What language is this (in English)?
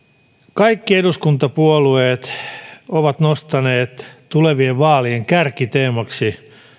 Finnish